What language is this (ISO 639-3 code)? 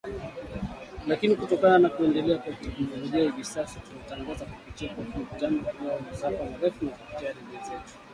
swa